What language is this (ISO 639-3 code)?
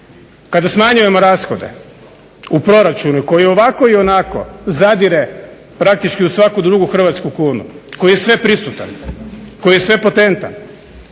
hrv